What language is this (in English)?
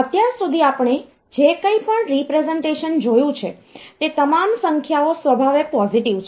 Gujarati